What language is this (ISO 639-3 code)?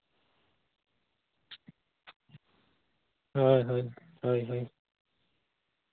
sat